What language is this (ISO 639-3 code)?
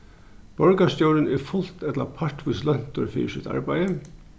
fao